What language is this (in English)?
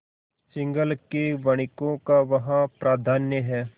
Hindi